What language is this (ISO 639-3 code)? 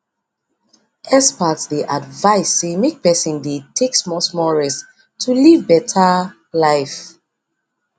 pcm